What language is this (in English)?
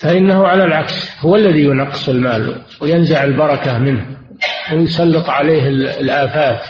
Arabic